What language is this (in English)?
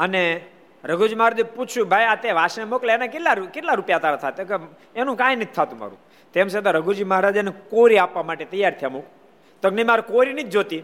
Gujarati